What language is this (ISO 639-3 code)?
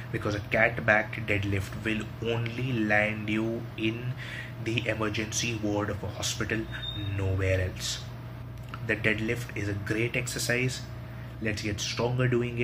eng